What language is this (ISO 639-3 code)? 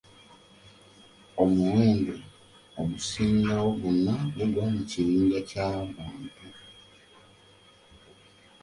lug